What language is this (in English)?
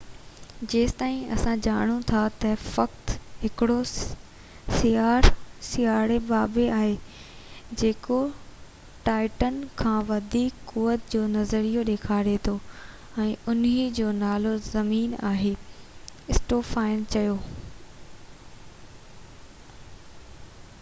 Sindhi